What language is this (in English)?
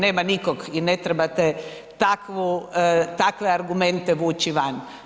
Croatian